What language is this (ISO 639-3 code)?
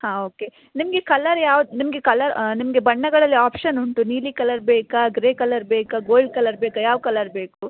kan